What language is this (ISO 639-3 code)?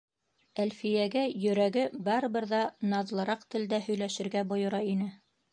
bak